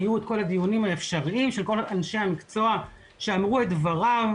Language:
Hebrew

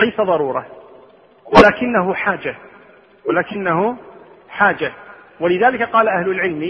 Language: Arabic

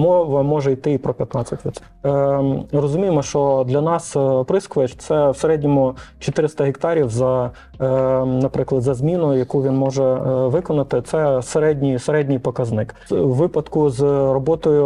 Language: Ukrainian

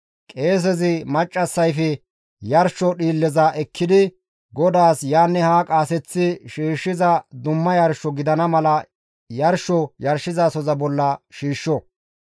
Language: Gamo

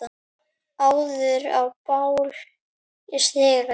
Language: Icelandic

